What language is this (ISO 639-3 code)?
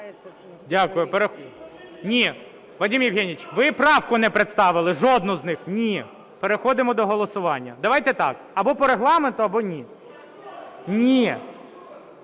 ukr